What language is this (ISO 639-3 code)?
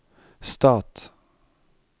nor